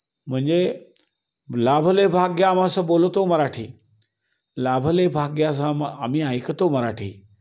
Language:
Marathi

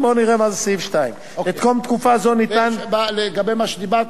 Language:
Hebrew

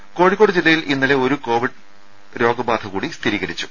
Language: Malayalam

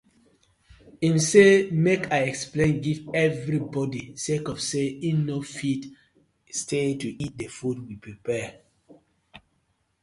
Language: Nigerian Pidgin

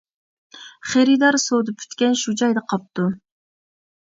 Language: Uyghur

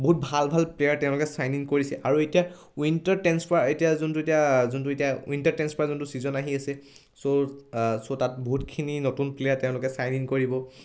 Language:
Assamese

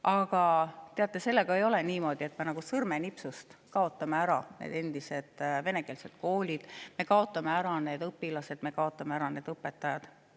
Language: Estonian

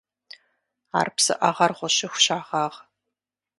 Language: Kabardian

